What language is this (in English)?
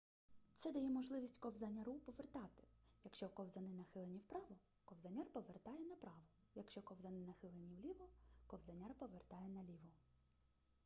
Ukrainian